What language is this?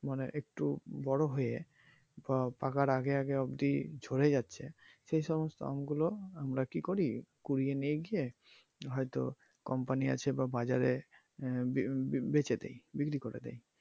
Bangla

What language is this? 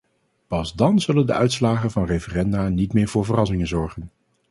Dutch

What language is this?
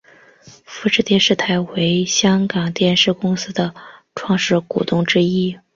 Chinese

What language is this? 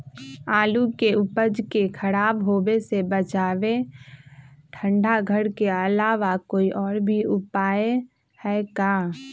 Magahi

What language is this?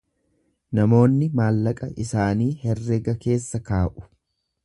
Oromo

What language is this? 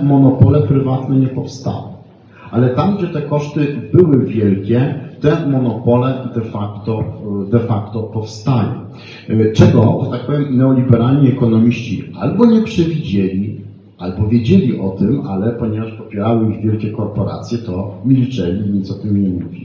Polish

